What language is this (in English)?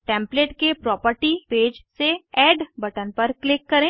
Hindi